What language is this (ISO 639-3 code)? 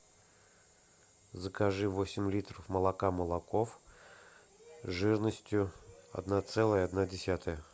rus